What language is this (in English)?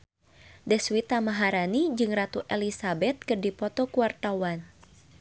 Sundanese